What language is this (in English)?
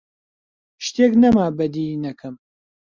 Central Kurdish